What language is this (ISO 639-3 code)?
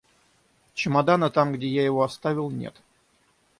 rus